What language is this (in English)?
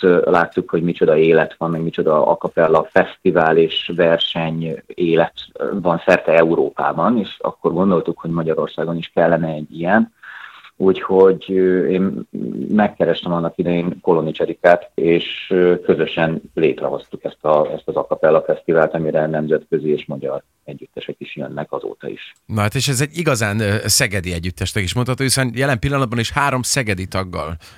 Hungarian